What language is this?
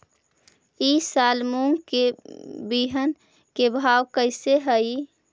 Magahi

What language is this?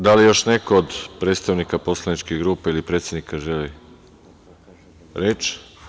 Serbian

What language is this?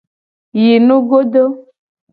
Gen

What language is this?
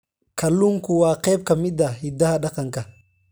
Somali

